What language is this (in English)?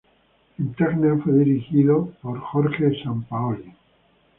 Spanish